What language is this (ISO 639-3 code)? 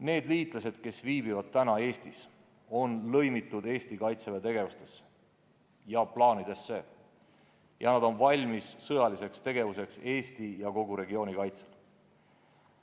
est